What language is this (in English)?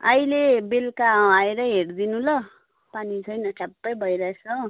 Nepali